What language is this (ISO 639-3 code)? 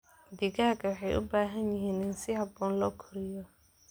som